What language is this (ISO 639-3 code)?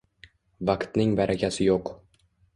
uzb